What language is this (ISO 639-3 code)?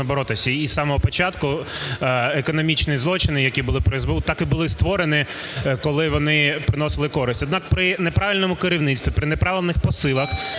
ukr